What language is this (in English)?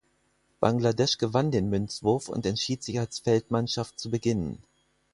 German